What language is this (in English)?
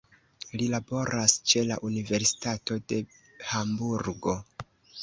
Esperanto